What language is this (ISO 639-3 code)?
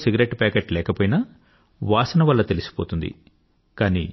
tel